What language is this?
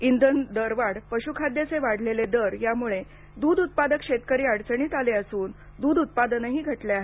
Marathi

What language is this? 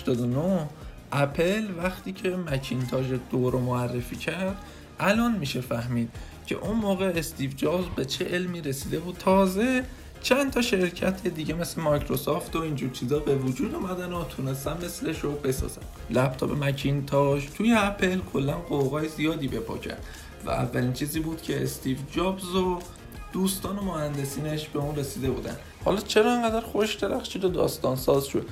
Persian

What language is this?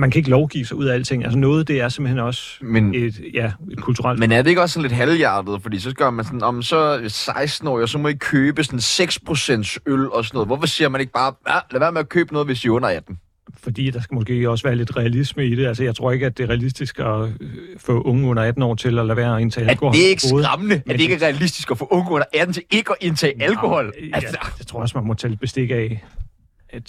Danish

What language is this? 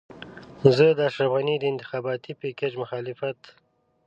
Pashto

